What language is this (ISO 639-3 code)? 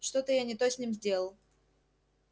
rus